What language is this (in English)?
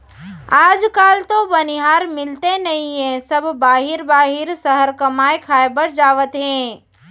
Chhattisgarhi